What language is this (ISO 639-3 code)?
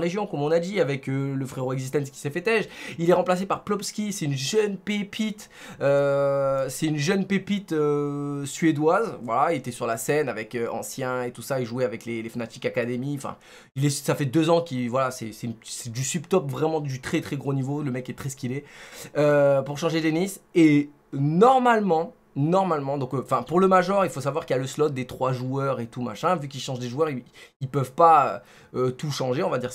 fra